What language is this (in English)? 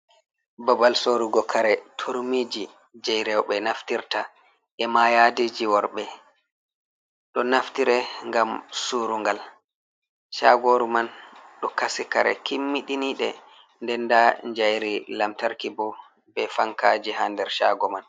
Fula